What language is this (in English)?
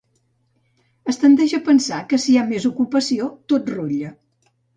Catalan